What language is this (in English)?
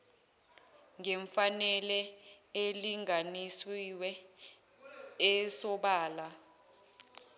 Zulu